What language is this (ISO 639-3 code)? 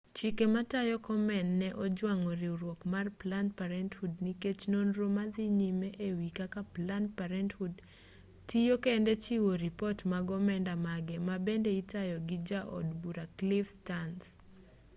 luo